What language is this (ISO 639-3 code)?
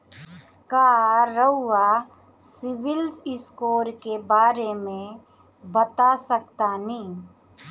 bho